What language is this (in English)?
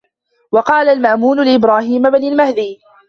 Arabic